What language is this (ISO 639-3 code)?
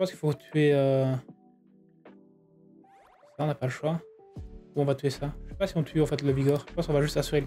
fra